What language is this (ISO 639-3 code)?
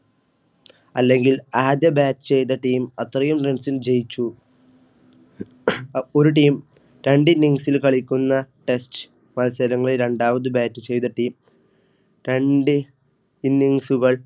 mal